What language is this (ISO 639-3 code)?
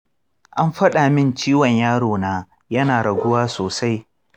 hau